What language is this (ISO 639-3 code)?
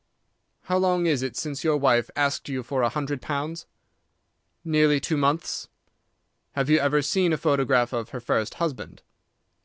eng